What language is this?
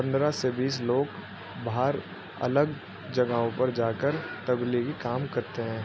Urdu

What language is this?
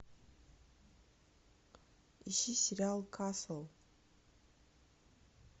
Russian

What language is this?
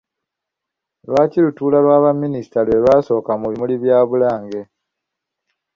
Ganda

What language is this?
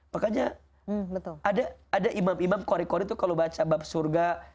Indonesian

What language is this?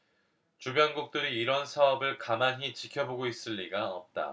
Korean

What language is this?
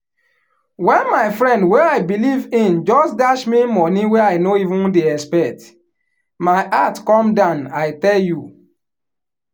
Nigerian Pidgin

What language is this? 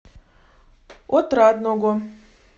Russian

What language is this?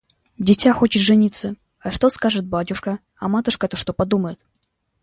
Russian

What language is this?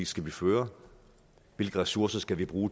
Danish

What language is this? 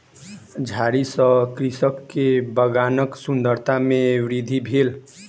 Maithili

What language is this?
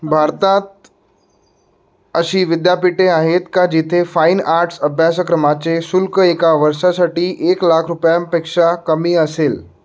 Marathi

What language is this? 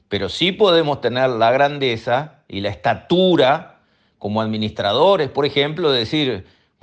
Spanish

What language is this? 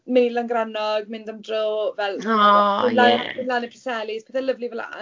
Welsh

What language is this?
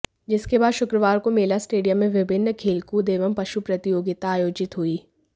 Hindi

